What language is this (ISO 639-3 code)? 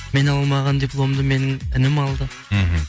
kaz